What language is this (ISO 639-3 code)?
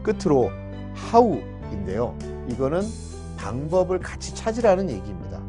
kor